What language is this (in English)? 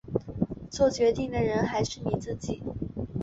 Chinese